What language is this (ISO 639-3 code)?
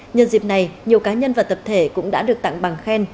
vie